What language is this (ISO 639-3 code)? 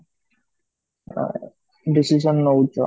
ori